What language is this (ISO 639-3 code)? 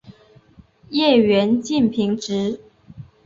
zho